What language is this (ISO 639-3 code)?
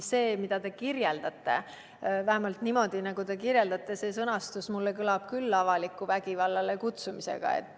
est